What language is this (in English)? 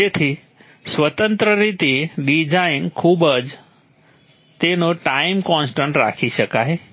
Gujarati